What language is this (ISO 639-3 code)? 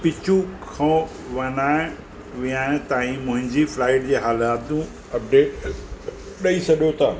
snd